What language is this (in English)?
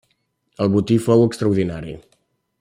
Catalan